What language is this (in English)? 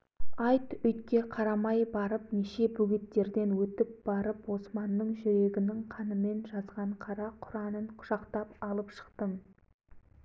Kazakh